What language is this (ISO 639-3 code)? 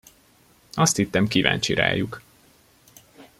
hun